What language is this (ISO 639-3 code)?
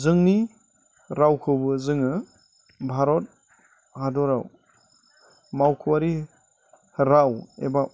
brx